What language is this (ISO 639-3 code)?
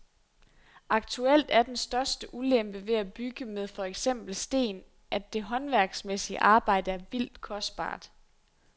dan